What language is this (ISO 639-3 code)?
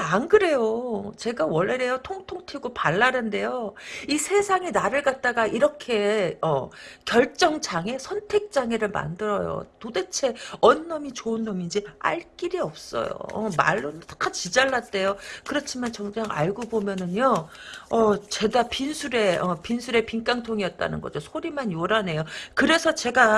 kor